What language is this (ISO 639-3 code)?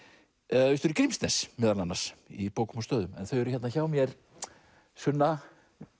isl